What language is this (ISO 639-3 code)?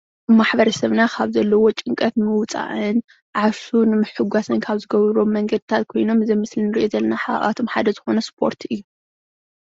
tir